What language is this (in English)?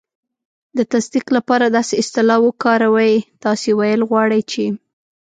Pashto